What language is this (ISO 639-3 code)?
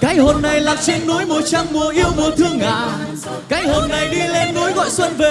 vie